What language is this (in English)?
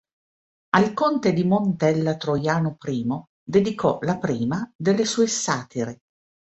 Italian